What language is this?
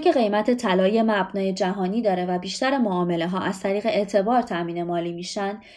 Persian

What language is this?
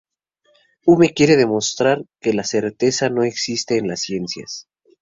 Spanish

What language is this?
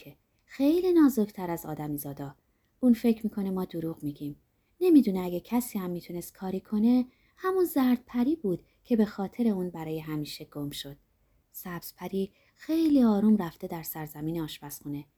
Persian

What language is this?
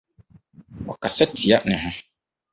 Akan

